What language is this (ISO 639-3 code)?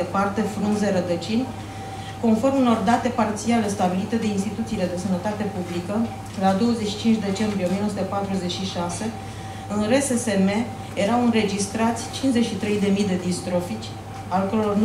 ron